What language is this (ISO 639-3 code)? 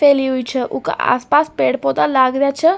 raj